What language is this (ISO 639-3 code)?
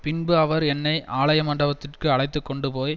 tam